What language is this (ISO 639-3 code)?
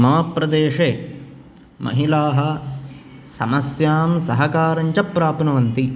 san